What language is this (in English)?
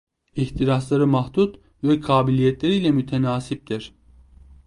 Turkish